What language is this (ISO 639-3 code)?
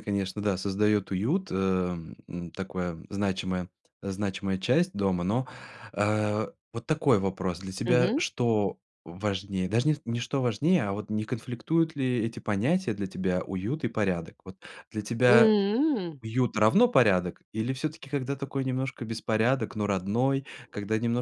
rus